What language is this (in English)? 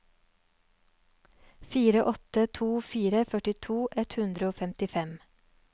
Norwegian